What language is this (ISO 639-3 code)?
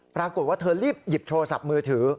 tha